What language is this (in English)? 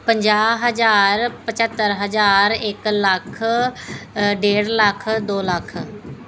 Punjabi